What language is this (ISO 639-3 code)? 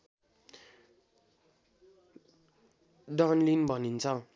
nep